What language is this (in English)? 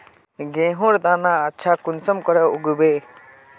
Magahi